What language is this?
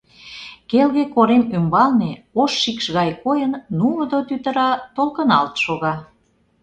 Mari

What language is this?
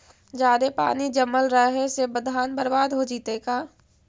Magahi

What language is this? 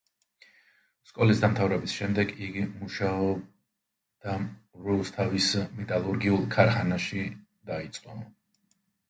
Georgian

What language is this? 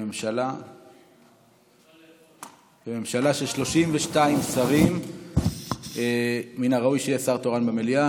Hebrew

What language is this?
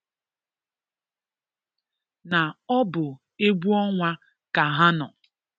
Igbo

